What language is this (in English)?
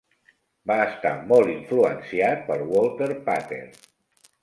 Catalan